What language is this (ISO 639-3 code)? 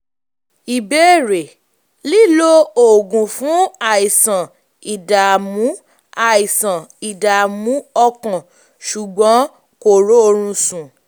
yor